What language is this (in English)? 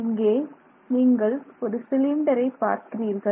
Tamil